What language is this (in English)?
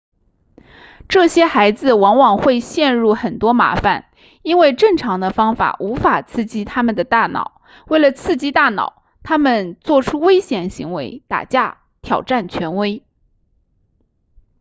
Chinese